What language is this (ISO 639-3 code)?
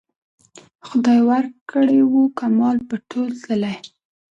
pus